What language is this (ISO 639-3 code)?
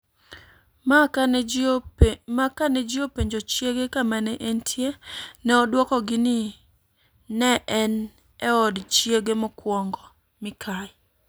luo